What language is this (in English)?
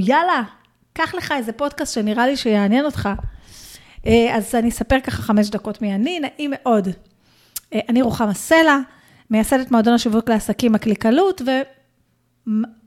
Hebrew